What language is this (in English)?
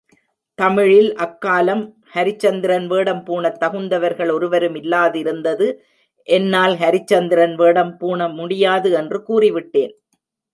Tamil